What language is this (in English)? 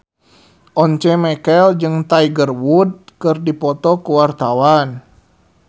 Sundanese